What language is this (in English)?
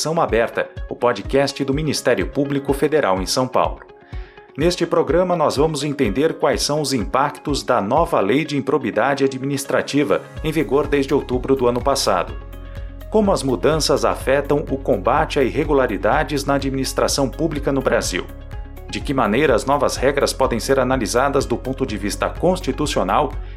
Portuguese